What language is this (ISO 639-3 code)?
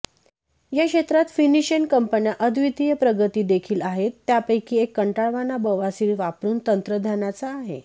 mar